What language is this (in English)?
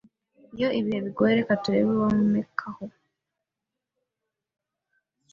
Kinyarwanda